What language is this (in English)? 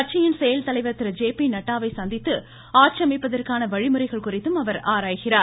Tamil